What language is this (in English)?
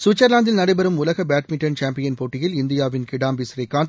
Tamil